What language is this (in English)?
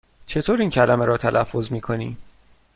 Persian